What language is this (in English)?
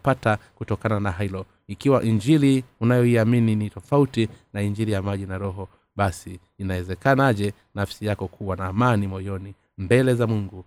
Swahili